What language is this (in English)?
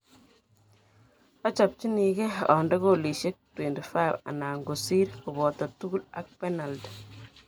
Kalenjin